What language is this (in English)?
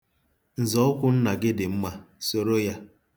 Igbo